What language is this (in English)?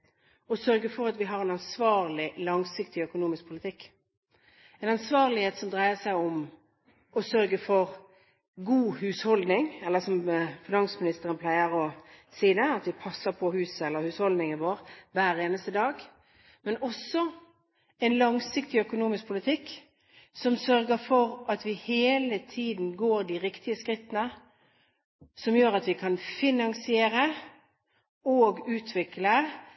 Norwegian Bokmål